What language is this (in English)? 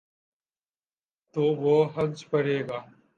Urdu